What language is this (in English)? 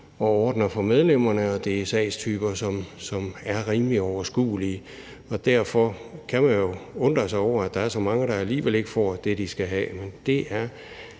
Danish